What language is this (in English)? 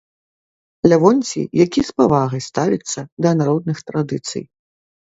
Belarusian